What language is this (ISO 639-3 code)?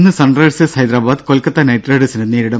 mal